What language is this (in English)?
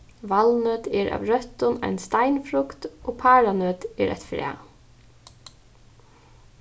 Faroese